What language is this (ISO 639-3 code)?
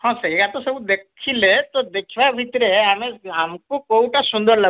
ori